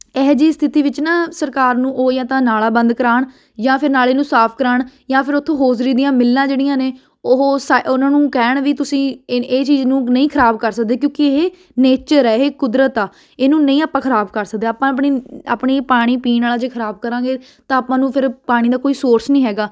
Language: Punjabi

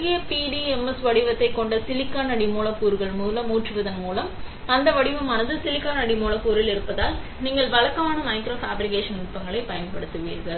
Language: Tamil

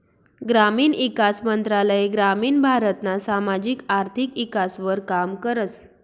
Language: Marathi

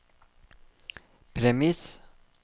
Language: Norwegian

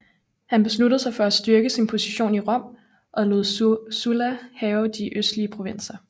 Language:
Danish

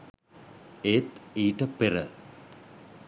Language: Sinhala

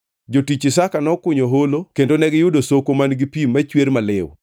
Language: Luo (Kenya and Tanzania)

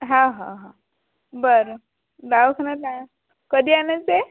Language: Marathi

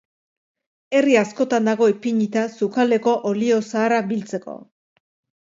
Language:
Basque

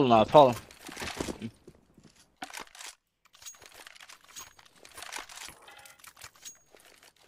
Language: Turkish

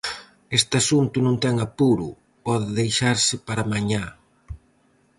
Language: Galician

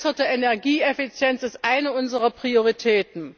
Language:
German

